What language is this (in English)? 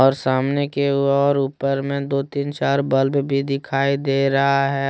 Hindi